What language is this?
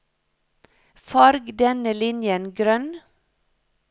Norwegian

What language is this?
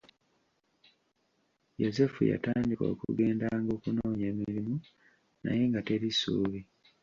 Ganda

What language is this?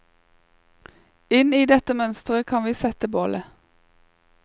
Norwegian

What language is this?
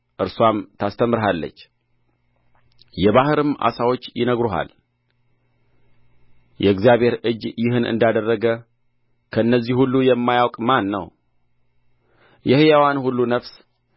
Amharic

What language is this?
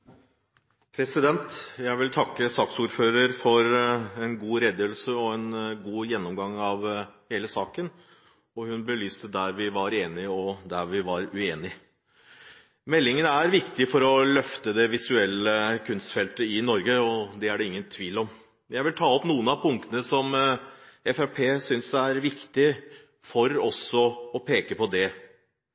Norwegian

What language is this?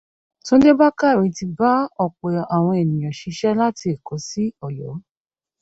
Yoruba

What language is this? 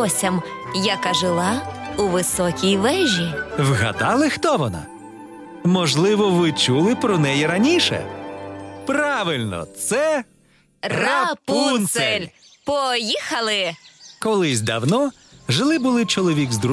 Ukrainian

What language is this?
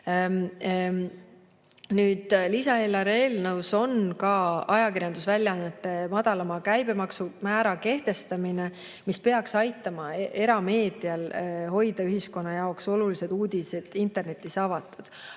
Estonian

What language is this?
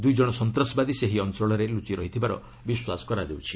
Odia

